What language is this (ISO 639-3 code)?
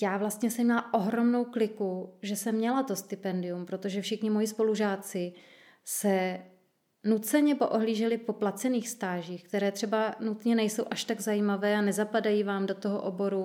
ces